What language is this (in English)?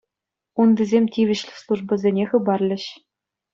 Chuvash